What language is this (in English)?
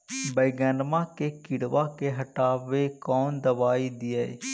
Magahi